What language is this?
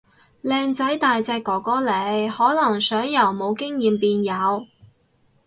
Cantonese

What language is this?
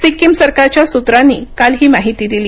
Marathi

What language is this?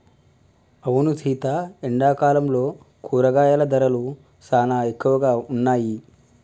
Telugu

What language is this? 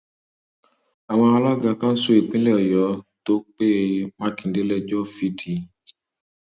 Yoruba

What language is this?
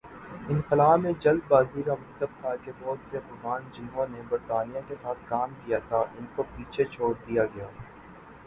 Urdu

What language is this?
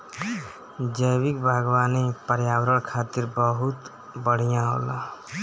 Bhojpuri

